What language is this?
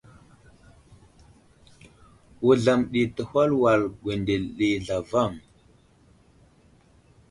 Wuzlam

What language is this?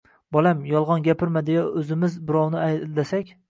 Uzbek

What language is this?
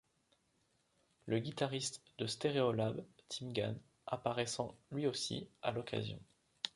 French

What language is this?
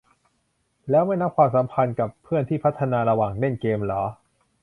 Thai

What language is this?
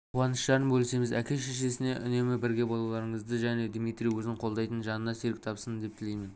Kazakh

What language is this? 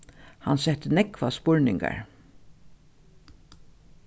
Faroese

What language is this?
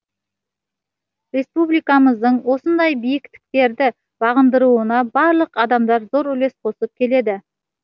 Kazakh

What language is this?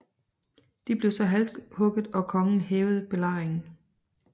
Danish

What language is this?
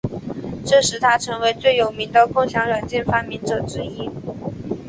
Chinese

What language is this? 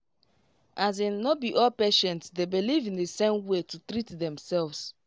Nigerian Pidgin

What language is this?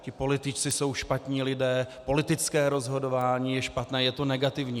Czech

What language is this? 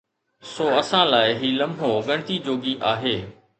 Sindhi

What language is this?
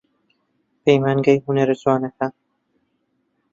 Central Kurdish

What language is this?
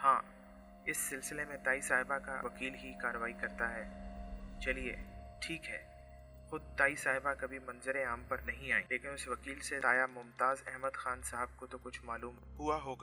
Urdu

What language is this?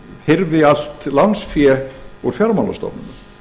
Icelandic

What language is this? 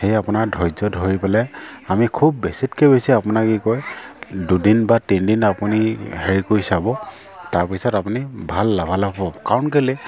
Assamese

